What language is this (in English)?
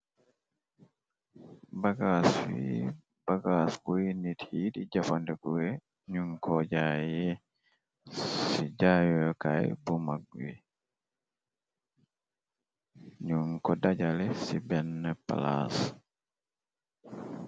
Wolof